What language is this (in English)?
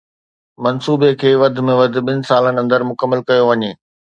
Sindhi